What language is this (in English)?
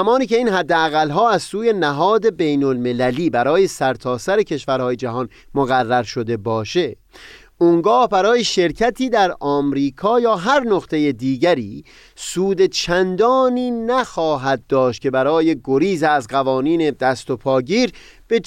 Persian